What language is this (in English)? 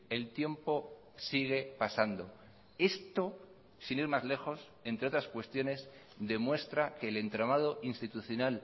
Spanish